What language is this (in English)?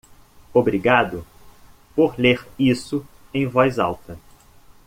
Portuguese